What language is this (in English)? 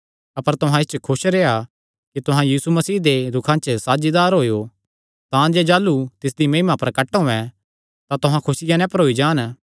Kangri